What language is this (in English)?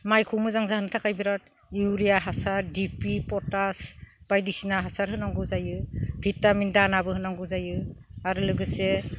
Bodo